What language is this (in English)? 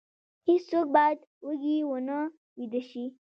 Pashto